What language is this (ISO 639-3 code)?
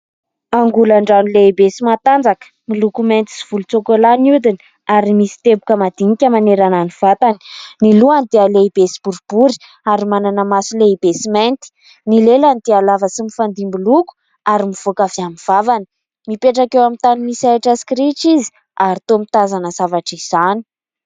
mlg